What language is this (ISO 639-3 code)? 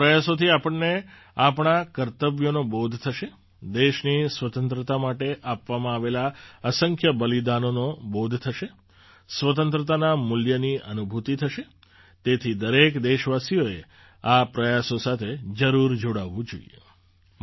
guj